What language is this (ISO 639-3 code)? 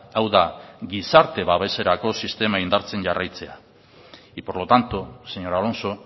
eus